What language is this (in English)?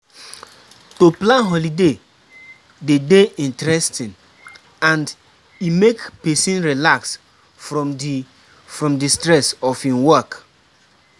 Nigerian Pidgin